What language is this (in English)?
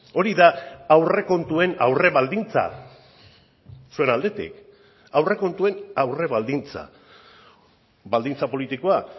Basque